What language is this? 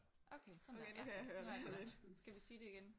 Danish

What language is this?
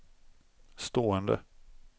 Swedish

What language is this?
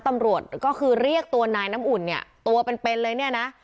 Thai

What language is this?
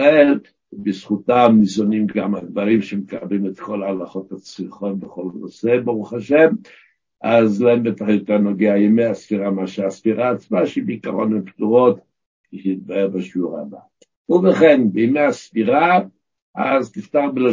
Hebrew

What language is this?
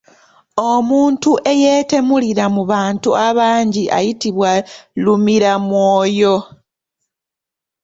Ganda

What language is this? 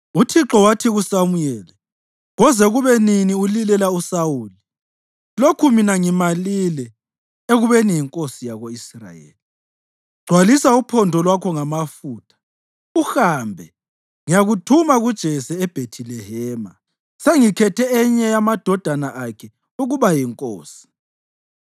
North Ndebele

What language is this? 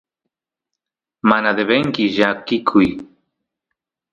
Santiago del Estero Quichua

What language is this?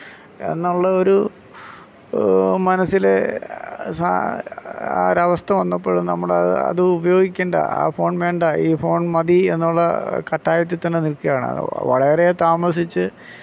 Malayalam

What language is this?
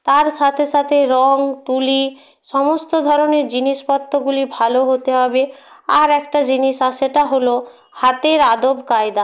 Bangla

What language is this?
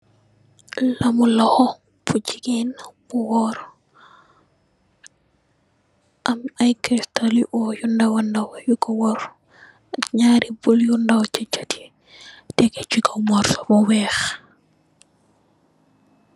Wolof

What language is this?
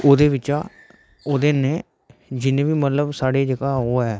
Dogri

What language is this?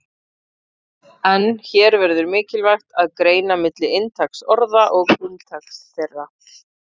Icelandic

